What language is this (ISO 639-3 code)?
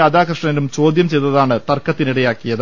mal